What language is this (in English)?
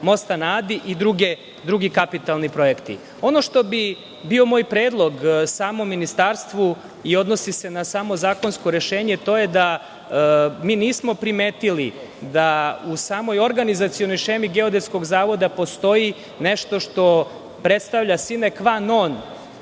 Serbian